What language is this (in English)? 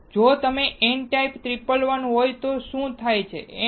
Gujarati